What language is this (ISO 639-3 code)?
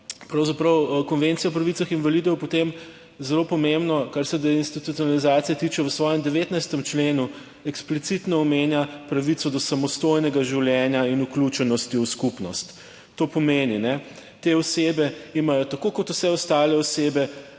slv